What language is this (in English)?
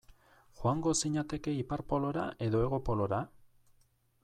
Basque